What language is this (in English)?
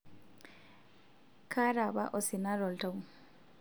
Masai